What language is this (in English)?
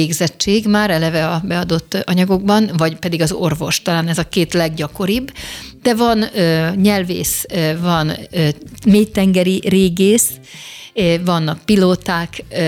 Hungarian